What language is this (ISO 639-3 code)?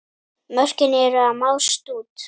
isl